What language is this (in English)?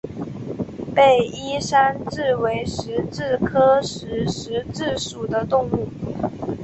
Chinese